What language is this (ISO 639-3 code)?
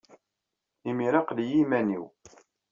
kab